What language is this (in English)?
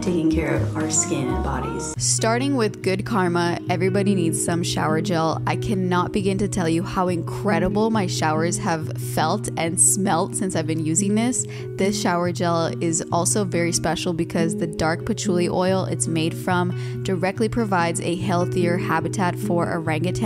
English